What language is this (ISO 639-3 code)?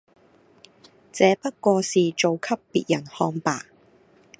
yue